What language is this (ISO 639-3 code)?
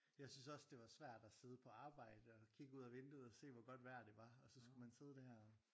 dan